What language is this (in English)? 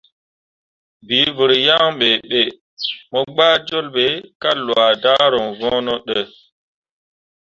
Mundang